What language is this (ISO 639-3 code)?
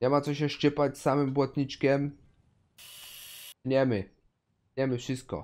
pol